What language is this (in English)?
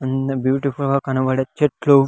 Telugu